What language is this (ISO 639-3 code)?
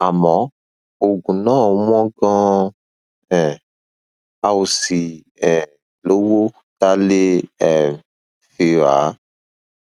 yor